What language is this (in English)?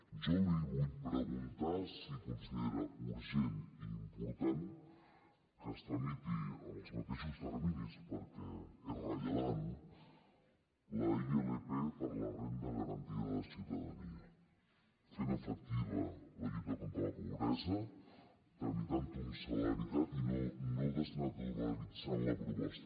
Catalan